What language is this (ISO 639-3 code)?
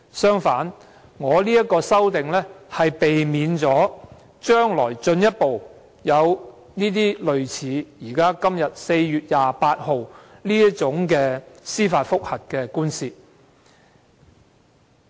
yue